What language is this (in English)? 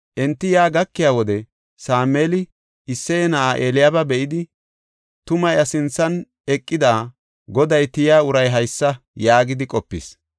Gofa